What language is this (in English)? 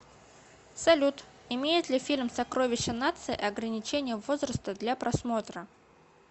Russian